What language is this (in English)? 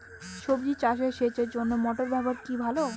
Bangla